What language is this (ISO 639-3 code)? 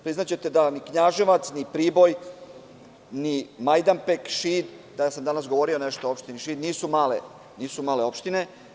srp